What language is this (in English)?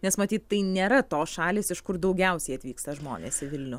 Lithuanian